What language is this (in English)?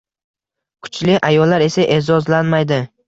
Uzbek